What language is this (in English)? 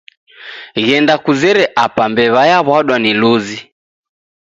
Taita